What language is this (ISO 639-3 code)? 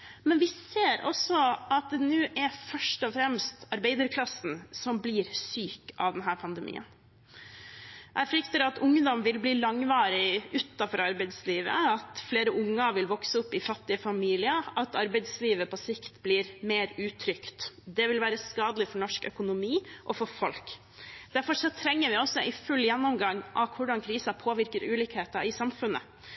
nob